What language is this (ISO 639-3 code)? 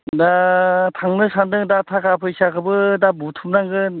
brx